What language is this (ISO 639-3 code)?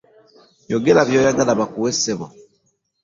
lug